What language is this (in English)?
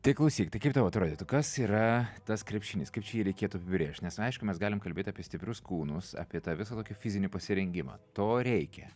Lithuanian